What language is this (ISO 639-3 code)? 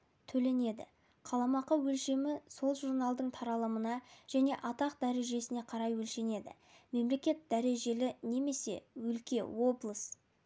kaz